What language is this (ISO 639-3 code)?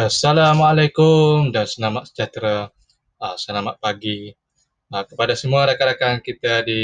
msa